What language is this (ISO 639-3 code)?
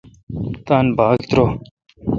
xka